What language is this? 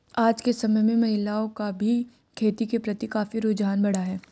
Hindi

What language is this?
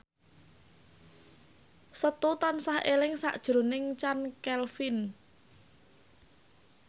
Javanese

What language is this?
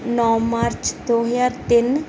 Punjabi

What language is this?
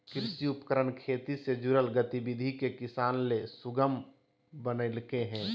Magahi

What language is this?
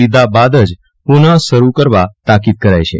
Gujarati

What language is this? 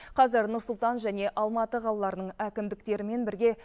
Kazakh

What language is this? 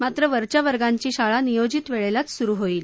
Marathi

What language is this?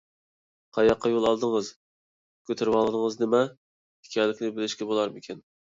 Uyghur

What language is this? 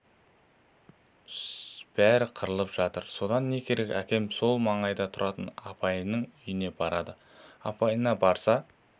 Kazakh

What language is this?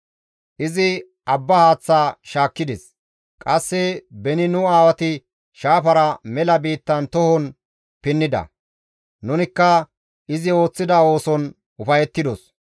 Gamo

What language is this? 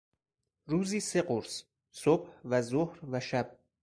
Persian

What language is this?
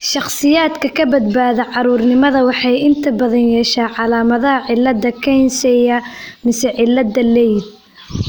Somali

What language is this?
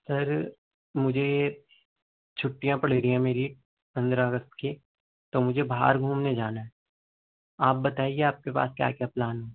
Urdu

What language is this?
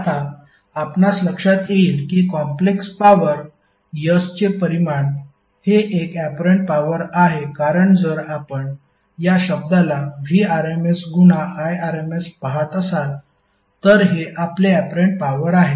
Marathi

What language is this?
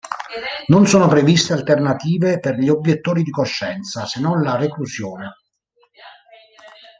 Italian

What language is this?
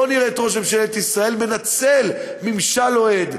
Hebrew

